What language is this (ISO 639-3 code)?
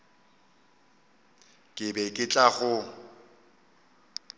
nso